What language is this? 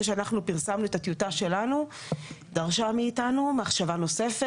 Hebrew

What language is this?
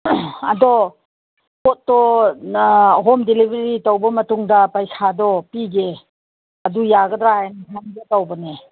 Manipuri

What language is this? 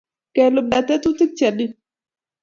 Kalenjin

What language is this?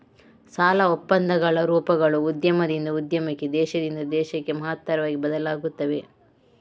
Kannada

